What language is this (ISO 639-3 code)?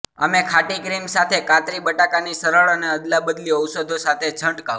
guj